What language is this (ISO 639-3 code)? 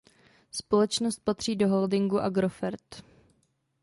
ces